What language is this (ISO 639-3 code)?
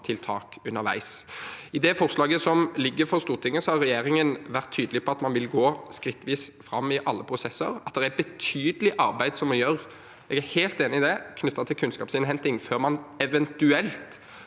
nor